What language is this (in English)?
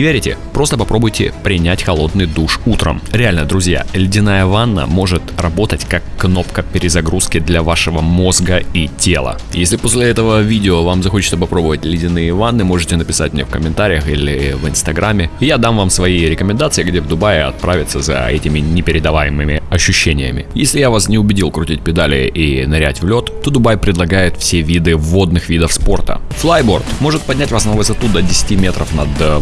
Russian